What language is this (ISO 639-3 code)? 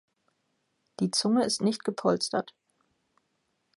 deu